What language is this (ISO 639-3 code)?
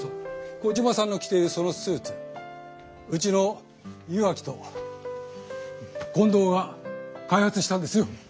jpn